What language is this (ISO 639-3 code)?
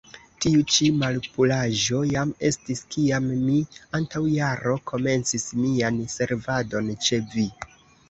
epo